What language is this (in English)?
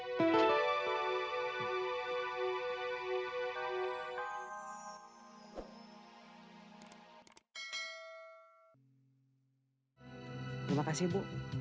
Indonesian